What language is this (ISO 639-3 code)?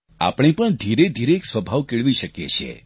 guj